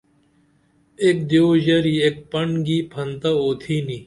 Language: Dameli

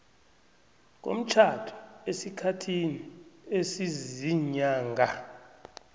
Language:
South Ndebele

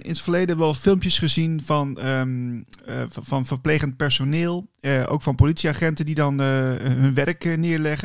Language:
Dutch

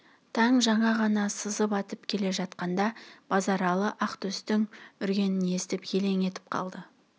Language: Kazakh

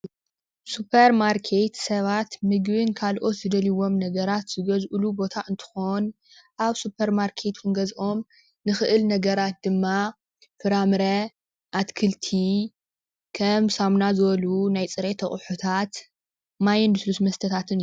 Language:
Tigrinya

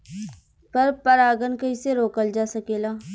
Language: Bhojpuri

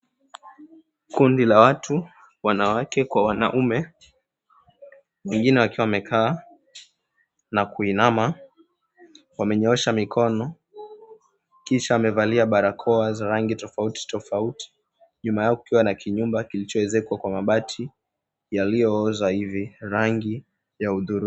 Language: Swahili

